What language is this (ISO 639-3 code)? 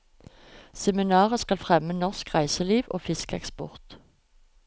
nor